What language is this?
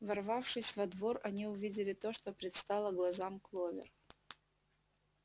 Russian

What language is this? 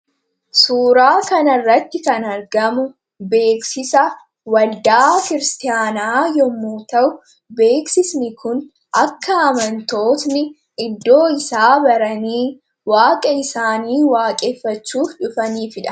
Oromo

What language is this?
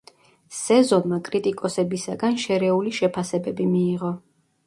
Georgian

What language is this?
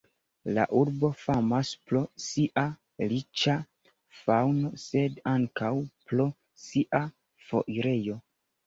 Esperanto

